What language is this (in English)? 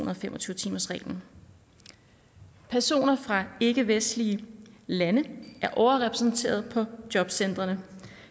Danish